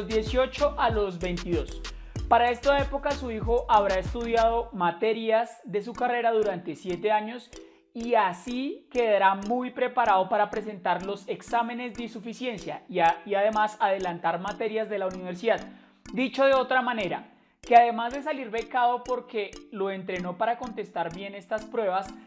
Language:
Spanish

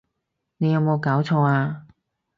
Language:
Cantonese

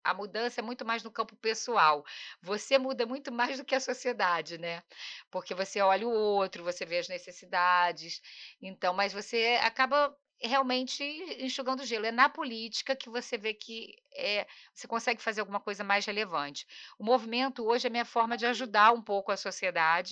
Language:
Portuguese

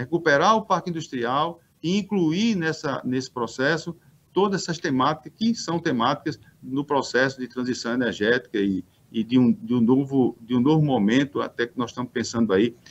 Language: Portuguese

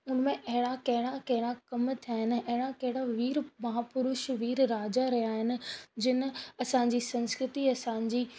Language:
Sindhi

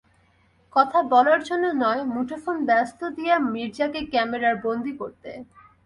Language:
Bangla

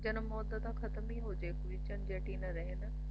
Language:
Punjabi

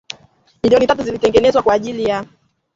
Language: Swahili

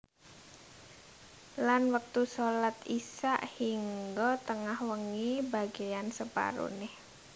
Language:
Javanese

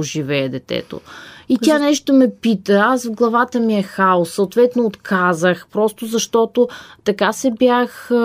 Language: Bulgarian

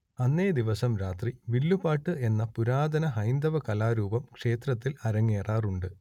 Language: Malayalam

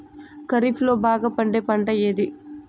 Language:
Telugu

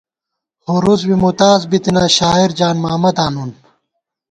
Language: Gawar-Bati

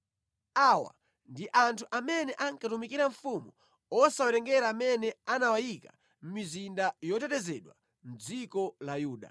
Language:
Nyanja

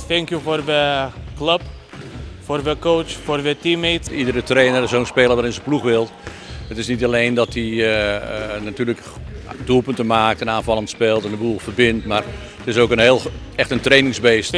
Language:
Dutch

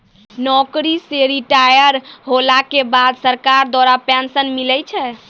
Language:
Maithili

